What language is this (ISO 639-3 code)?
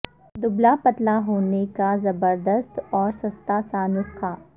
urd